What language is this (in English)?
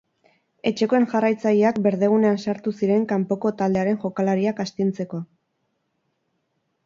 Basque